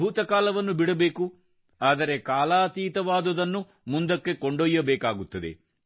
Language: Kannada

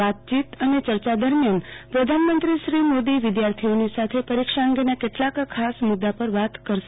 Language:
Gujarati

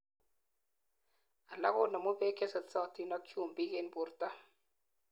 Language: Kalenjin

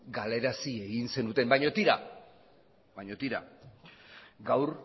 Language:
Basque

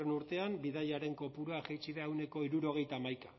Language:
Basque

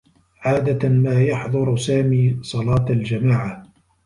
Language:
Arabic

